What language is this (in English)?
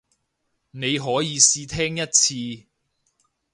Cantonese